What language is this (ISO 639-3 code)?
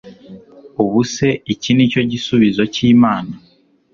kin